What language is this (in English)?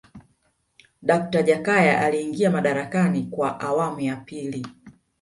Swahili